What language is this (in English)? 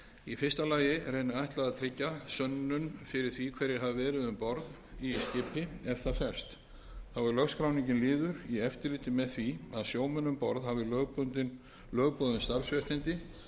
Icelandic